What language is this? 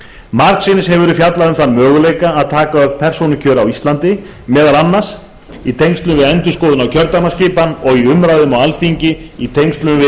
Icelandic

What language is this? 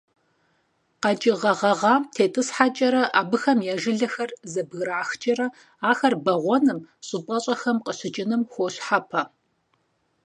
Kabardian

